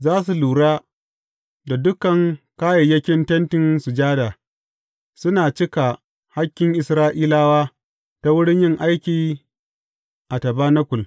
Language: Hausa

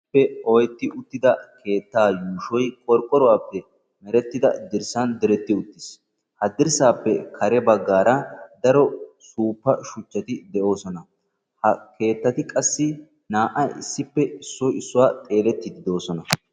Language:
Wolaytta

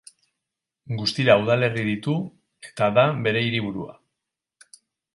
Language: Basque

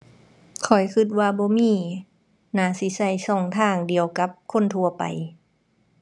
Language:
Thai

